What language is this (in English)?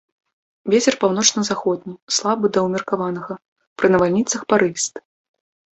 Belarusian